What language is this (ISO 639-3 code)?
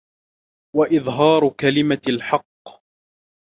ara